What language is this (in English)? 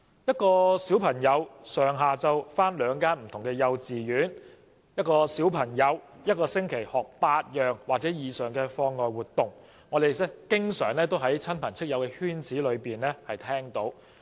Cantonese